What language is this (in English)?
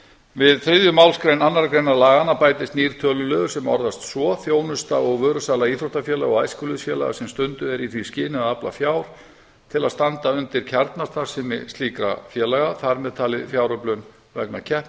Icelandic